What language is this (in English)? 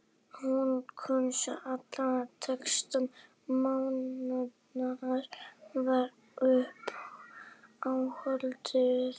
Icelandic